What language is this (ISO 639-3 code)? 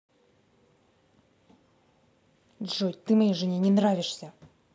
rus